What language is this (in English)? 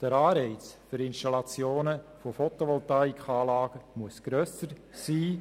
Swiss German